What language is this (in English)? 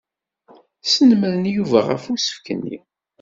Kabyle